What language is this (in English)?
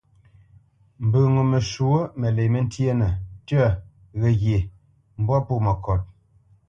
Bamenyam